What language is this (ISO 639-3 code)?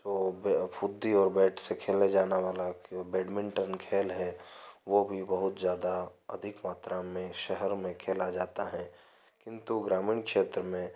hin